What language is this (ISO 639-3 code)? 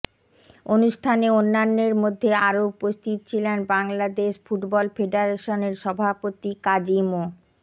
ben